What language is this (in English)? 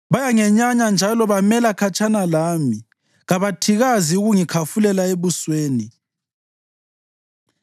North Ndebele